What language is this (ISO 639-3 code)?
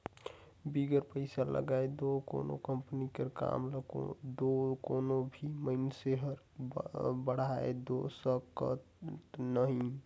hne